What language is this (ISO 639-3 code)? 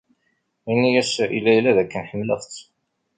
kab